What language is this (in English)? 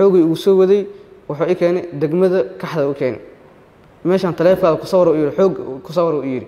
Arabic